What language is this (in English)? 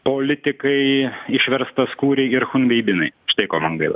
Lithuanian